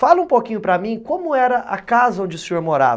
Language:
Portuguese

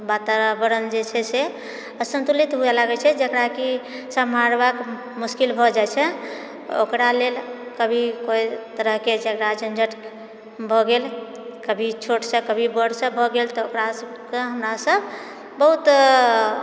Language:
Maithili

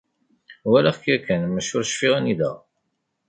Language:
Kabyle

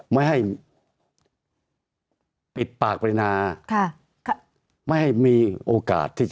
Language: Thai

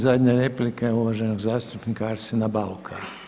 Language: Croatian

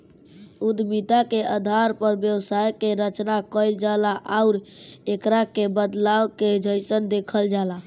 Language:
Bhojpuri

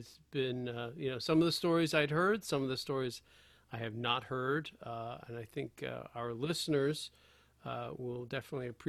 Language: English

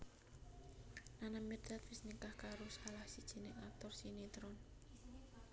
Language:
Javanese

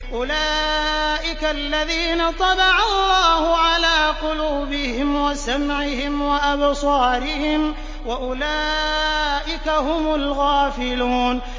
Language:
Arabic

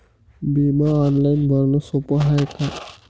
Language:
Marathi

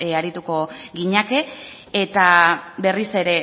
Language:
Basque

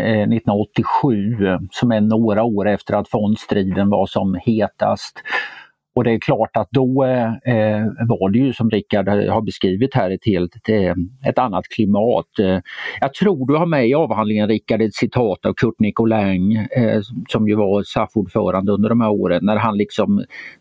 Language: Swedish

